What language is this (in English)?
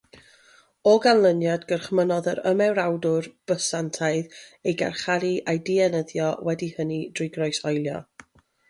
Welsh